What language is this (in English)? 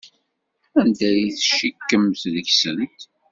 Kabyle